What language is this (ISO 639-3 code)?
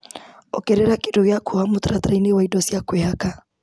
kik